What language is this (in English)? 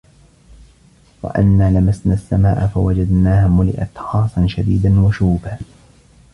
Arabic